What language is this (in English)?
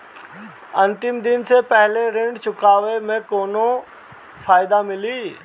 Bhojpuri